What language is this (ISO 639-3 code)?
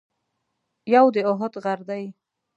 pus